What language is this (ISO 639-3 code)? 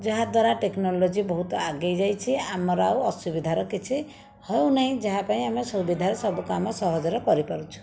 ori